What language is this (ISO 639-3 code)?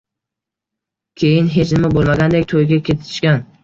uzb